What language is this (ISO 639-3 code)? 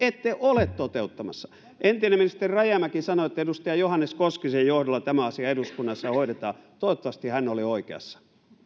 fin